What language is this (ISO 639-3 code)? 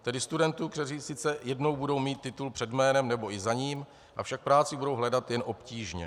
ces